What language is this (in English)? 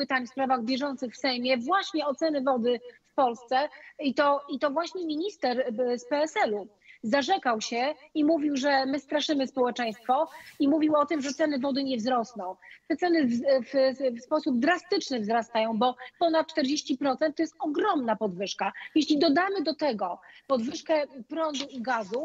Polish